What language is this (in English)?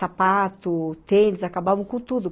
Portuguese